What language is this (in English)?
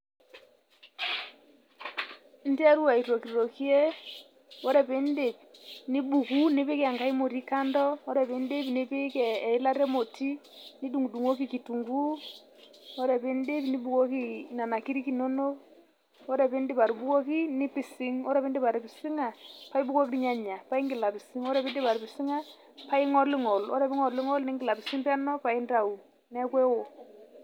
Masai